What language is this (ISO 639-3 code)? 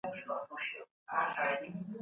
pus